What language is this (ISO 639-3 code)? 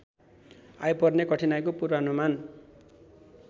nep